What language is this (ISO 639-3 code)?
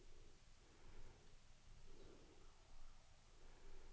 dan